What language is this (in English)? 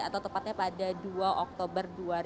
Indonesian